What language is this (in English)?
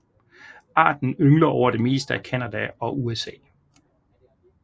Danish